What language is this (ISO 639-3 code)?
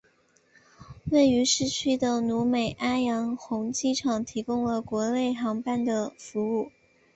zho